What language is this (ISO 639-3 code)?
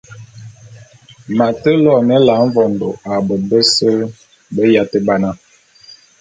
bum